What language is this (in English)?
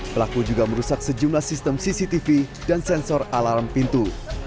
Indonesian